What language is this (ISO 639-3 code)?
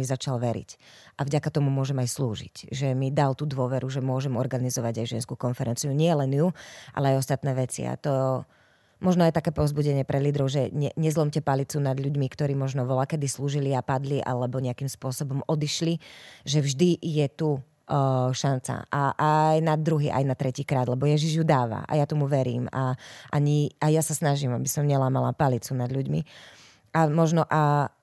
slk